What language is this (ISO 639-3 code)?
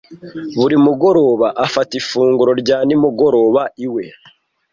kin